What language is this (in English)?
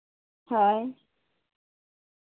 Santali